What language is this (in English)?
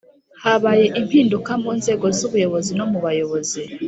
Kinyarwanda